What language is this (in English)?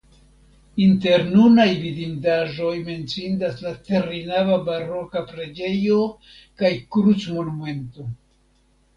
Esperanto